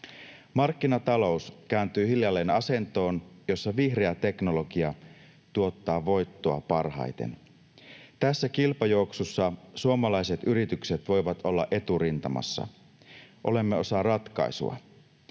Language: Finnish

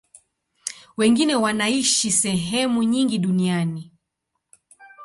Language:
Swahili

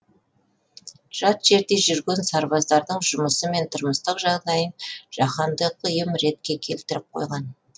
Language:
Kazakh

